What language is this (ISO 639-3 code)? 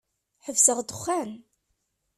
kab